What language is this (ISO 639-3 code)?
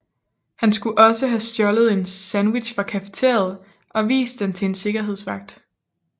dan